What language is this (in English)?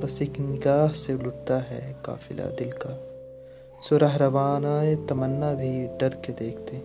Urdu